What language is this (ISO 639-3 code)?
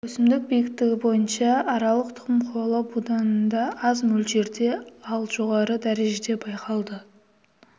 kaz